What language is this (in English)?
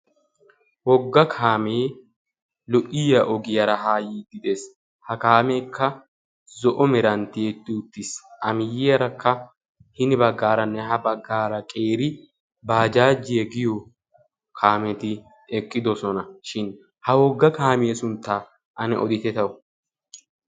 Wolaytta